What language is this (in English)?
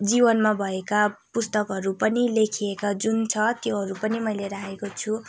Nepali